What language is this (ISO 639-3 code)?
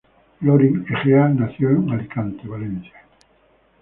spa